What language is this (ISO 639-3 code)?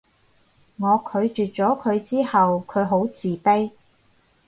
yue